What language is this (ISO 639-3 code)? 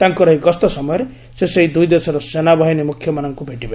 ori